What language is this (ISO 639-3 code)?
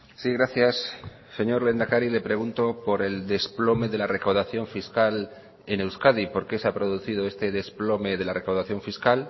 spa